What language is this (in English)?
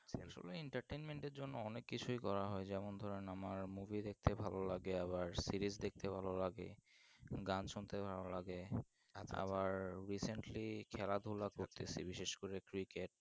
Bangla